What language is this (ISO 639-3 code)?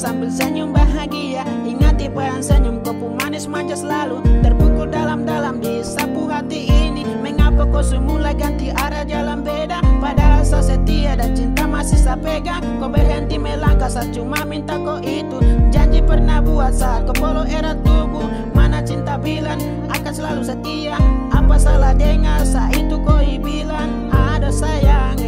ind